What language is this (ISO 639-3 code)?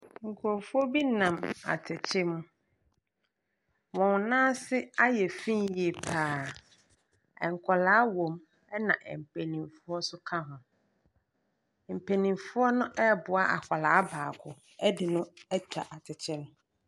aka